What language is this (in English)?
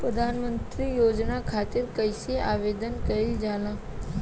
Bhojpuri